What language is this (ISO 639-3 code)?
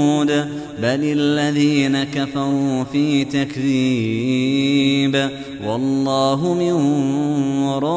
ara